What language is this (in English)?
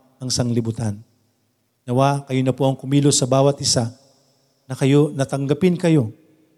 Filipino